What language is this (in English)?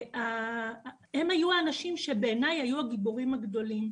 Hebrew